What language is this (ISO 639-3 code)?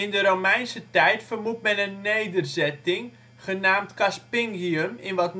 nld